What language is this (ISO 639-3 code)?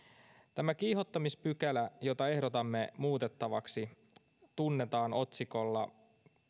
fin